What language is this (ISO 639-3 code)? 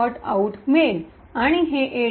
mar